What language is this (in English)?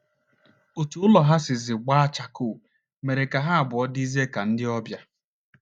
Igbo